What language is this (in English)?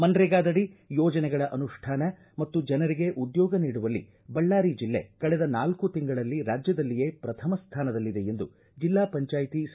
Kannada